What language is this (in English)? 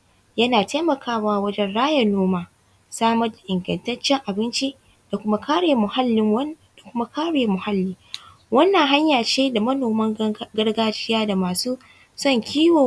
Hausa